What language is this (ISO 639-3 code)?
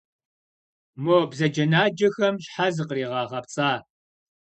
kbd